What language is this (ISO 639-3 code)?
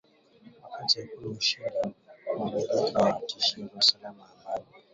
swa